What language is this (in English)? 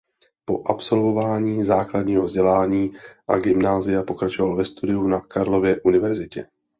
Czech